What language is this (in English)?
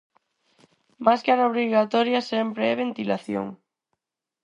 Galician